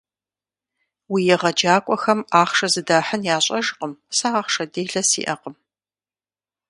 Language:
Kabardian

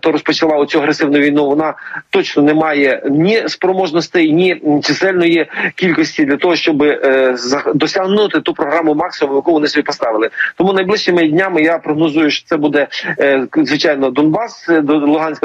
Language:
Ukrainian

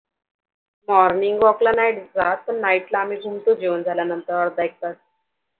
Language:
Marathi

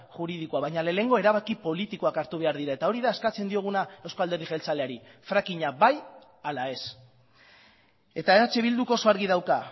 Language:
Basque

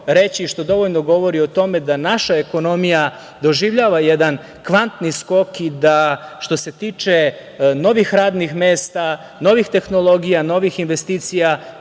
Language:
Serbian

